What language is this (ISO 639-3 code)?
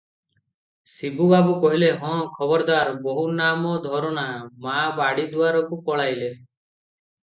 ori